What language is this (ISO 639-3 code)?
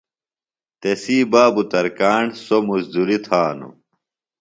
phl